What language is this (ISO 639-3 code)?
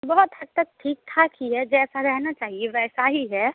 hin